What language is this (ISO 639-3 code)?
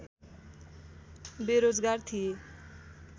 nep